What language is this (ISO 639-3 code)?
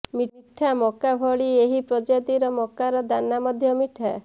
ori